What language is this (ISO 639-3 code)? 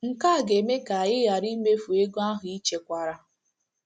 ibo